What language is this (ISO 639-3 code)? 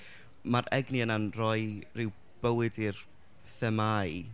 cym